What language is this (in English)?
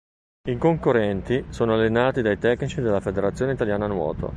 Italian